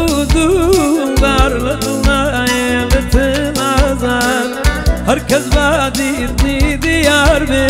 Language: Arabic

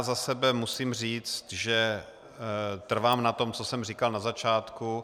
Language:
Czech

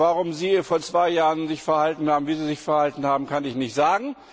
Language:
German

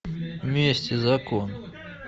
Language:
Russian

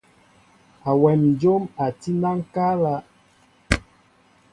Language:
Mbo (Cameroon)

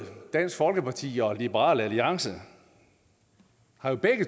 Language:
Danish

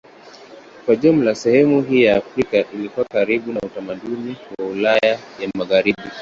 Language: Swahili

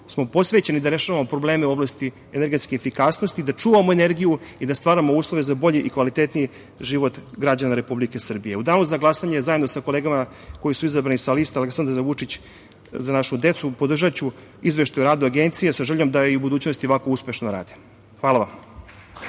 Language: Serbian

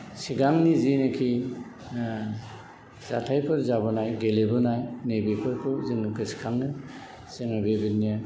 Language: Bodo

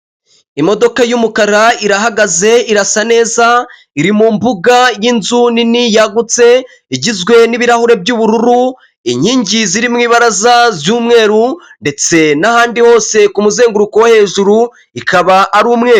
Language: Kinyarwanda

